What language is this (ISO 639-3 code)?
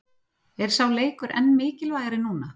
isl